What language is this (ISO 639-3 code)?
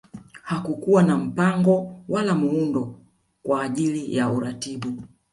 swa